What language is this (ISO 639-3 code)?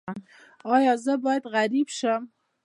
pus